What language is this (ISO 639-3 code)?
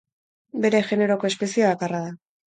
eus